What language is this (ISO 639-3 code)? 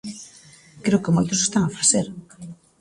glg